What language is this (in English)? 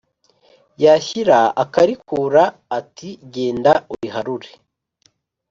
Kinyarwanda